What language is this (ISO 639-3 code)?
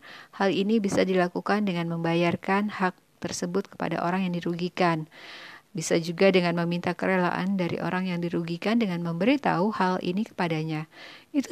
ind